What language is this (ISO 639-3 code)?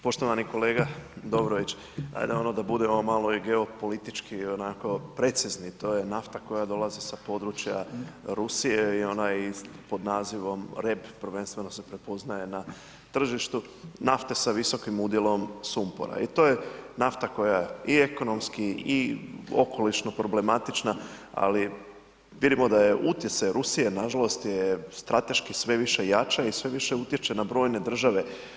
hrv